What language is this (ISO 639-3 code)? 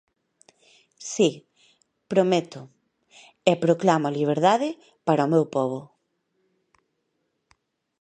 glg